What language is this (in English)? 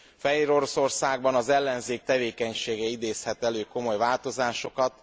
Hungarian